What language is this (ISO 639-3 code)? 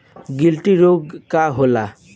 bho